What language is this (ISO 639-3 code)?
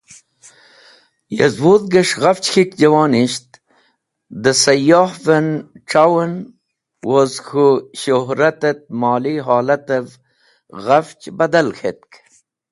wbl